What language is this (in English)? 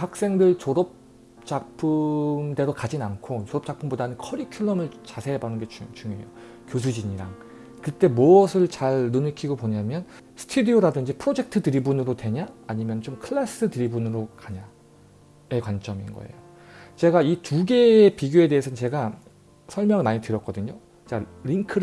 Korean